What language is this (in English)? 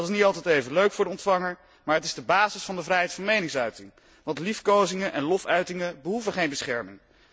Dutch